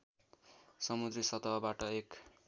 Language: Nepali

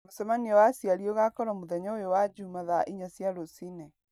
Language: Kikuyu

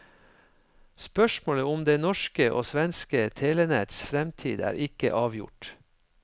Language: Norwegian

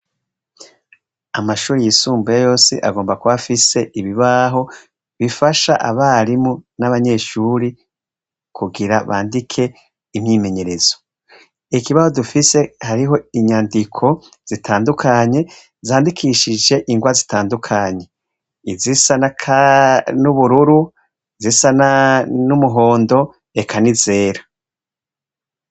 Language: Rundi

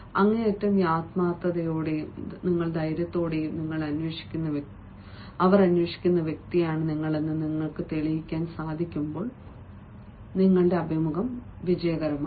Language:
Malayalam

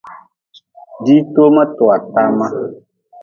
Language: Nawdm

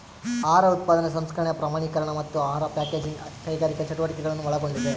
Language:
Kannada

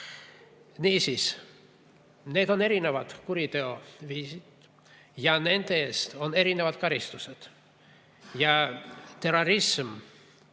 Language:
Estonian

